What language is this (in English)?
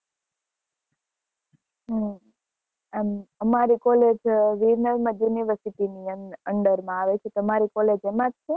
Gujarati